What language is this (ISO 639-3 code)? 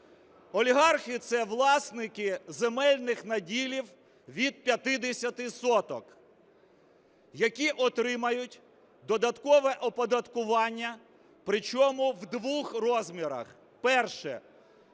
ukr